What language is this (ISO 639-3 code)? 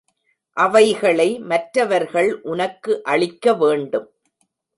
tam